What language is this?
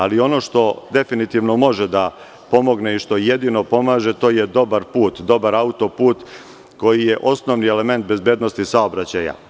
Serbian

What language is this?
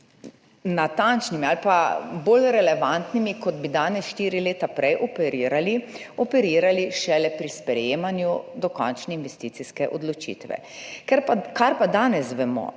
Slovenian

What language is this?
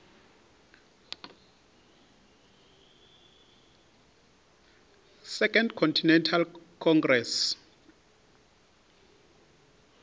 Venda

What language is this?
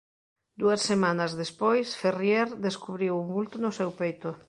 Galician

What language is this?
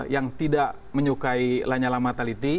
Indonesian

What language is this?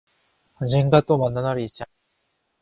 Korean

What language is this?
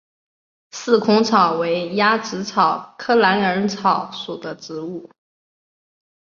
Chinese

